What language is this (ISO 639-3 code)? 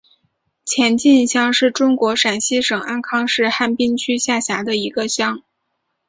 zho